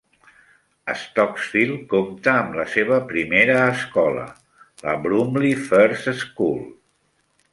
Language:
Catalan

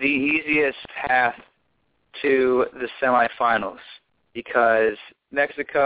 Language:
English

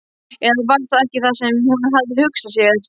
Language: Icelandic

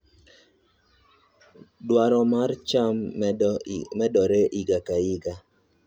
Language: Luo (Kenya and Tanzania)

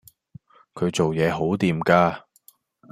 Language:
Cantonese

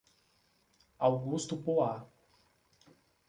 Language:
Portuguese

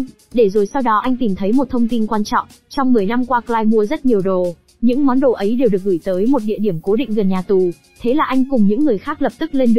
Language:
Vietnamese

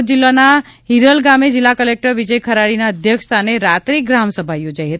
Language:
Gujarati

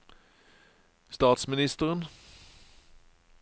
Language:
Norwegian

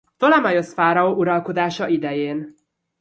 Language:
Hungarian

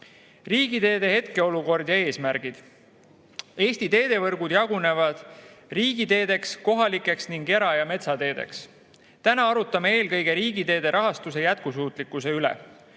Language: Estonian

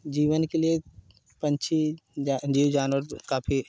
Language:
Hindi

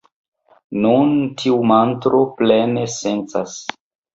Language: Esperanto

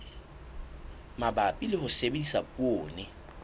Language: Southern Sotho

